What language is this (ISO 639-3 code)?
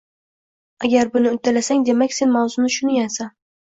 uzb